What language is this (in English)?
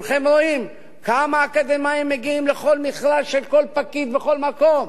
Hebrew